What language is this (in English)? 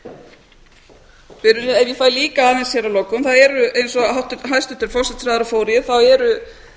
Icelandic